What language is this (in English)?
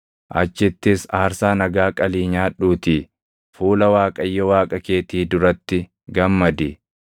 Oromo